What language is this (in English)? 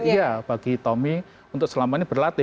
Indonesian